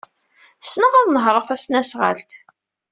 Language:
Kabyle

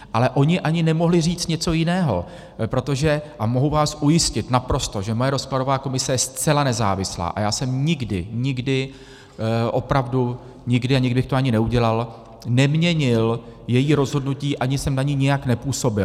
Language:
Czech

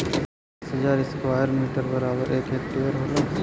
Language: Bhojpuri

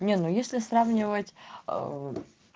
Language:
Russian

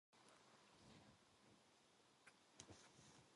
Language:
Korean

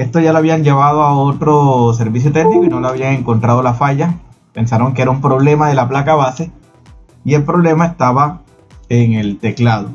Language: Spanish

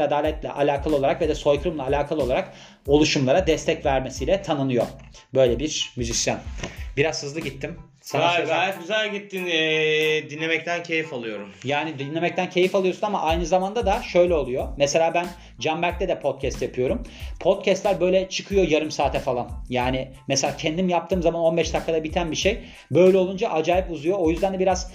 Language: Turkish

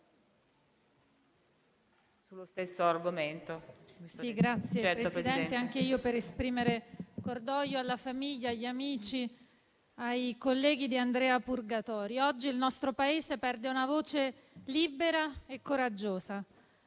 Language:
Italian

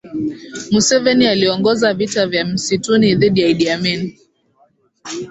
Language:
Swahili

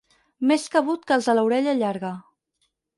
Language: Catalan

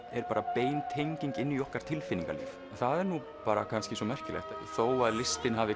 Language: Icelandic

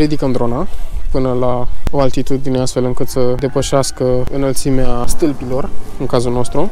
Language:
Romanian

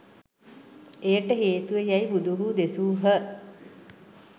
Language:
Sinhala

